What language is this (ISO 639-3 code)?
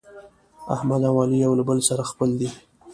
pus